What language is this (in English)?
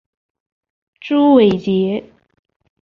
Chinese